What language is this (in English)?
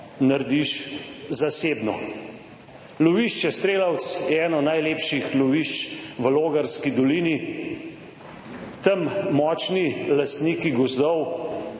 Slovenian